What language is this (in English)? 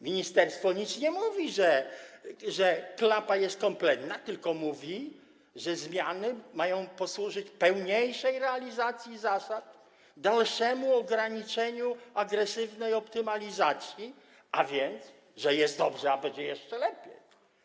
Polish